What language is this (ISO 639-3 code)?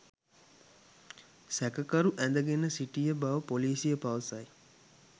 sin